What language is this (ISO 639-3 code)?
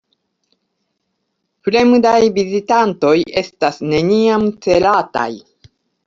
epo